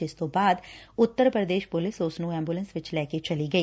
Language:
Punjabi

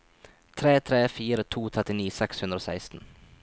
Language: Norwegian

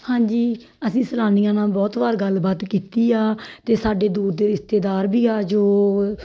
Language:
Punjabi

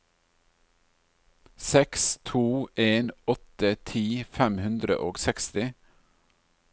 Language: Norwegian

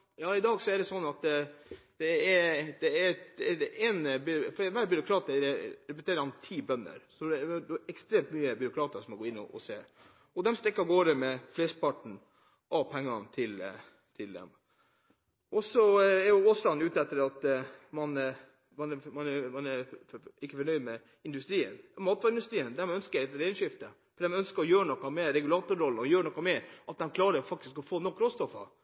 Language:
Norwegian Bokmål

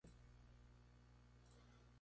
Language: Spanish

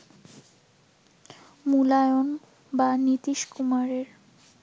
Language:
Bangla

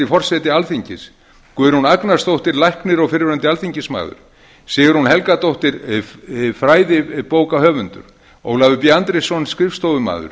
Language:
Icelandic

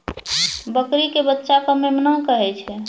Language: Maithili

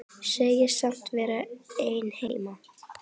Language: Icelandic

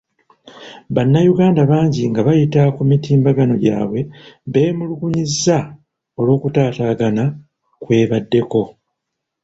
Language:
Ganda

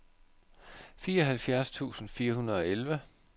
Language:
Danish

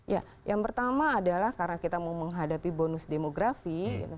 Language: Indonesian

